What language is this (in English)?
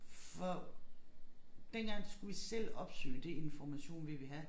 Danish